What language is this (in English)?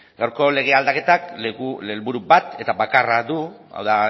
Basque